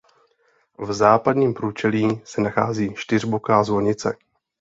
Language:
Czech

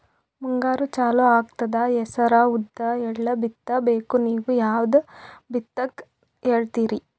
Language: Kannada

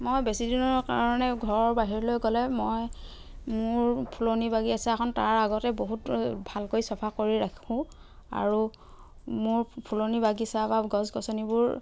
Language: Assamese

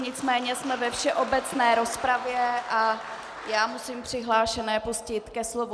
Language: Czech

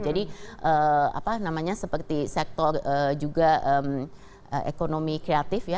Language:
Indonesian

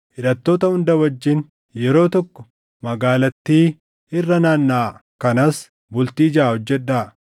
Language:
Oromo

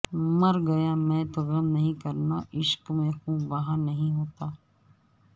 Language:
Urdu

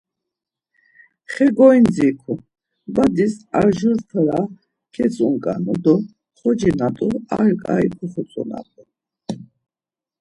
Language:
Laz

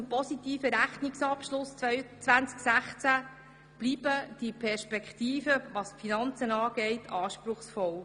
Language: Swiss German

